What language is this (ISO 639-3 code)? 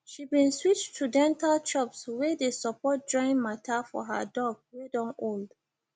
pcm